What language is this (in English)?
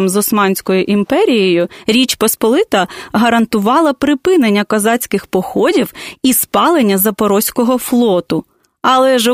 Ukrainian